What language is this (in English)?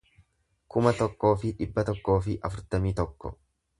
Oromo